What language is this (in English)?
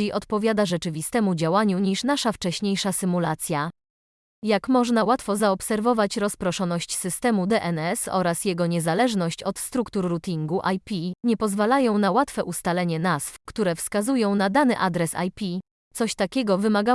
Polish